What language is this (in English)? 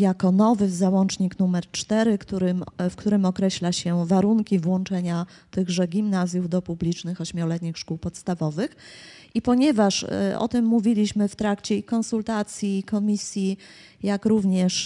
Polish